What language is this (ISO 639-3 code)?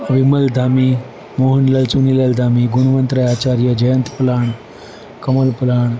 guj